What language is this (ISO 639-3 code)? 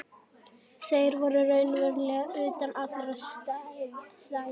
isl